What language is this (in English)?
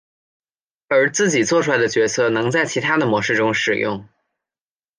Chinese